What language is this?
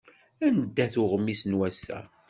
Kabyle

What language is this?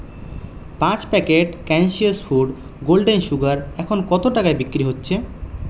Bangla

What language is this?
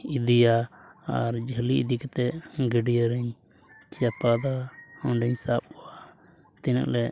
Santali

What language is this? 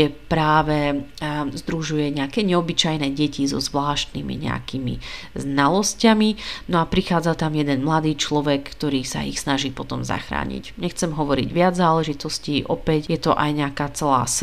Slovak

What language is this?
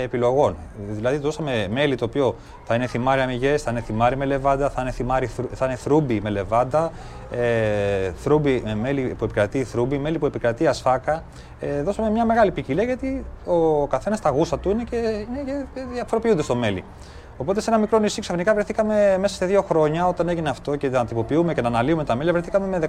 Greek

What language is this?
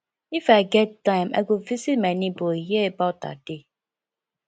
Nigerian Pidgin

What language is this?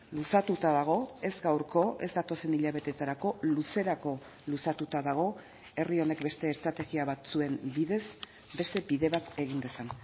Basque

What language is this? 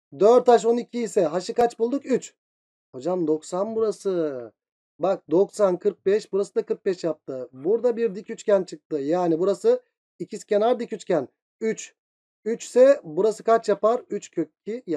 Turkish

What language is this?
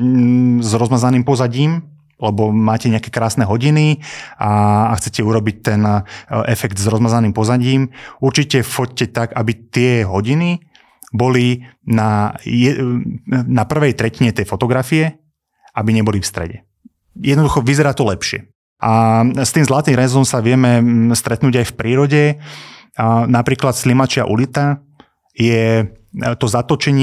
Slovak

